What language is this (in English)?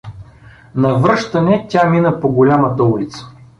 Bulgarian